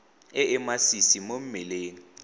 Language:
Tswana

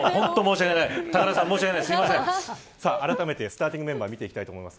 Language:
Japanese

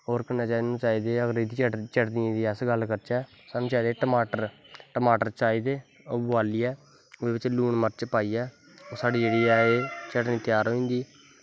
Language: Dogri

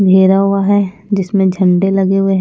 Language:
Hindi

